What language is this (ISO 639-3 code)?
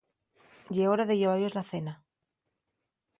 ast